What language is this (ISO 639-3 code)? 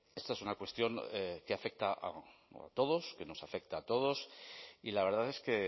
spa